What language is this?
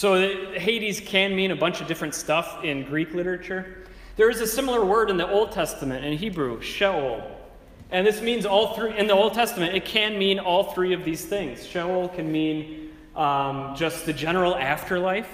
English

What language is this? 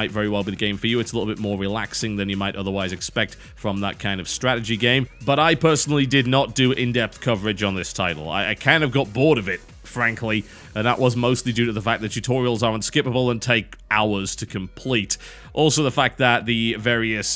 English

